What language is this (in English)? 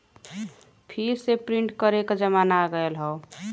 Bhojpuri